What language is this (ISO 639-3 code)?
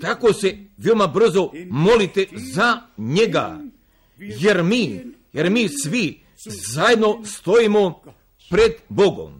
hrv